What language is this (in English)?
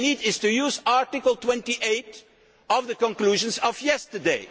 English